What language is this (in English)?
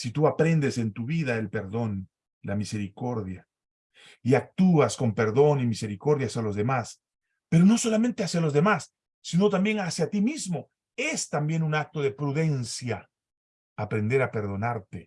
Spanish